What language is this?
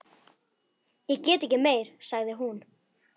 Icelandic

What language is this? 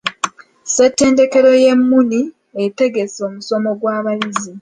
Ganda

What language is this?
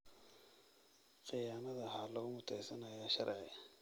Somali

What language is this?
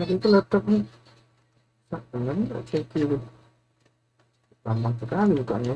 Indonesian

